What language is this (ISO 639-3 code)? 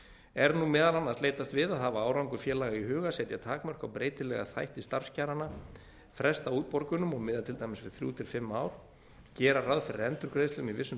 isl